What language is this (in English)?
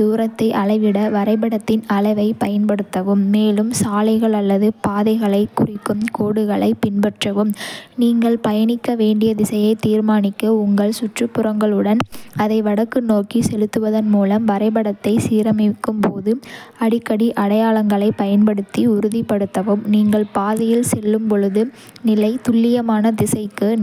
Kota (India)